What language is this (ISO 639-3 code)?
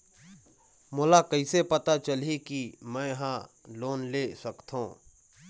hne